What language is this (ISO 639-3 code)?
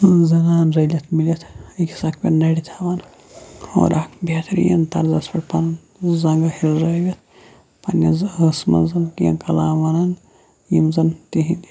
kas